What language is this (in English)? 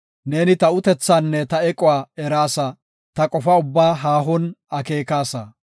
Gofa